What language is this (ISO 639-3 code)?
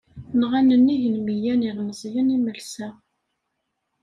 kab